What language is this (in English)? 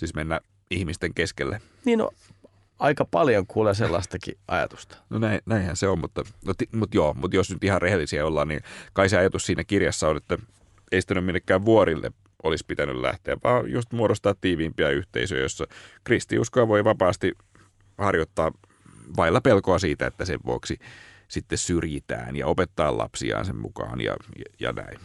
Finnish